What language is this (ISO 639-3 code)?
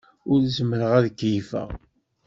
kab